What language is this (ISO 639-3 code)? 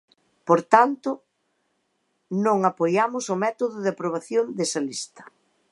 glg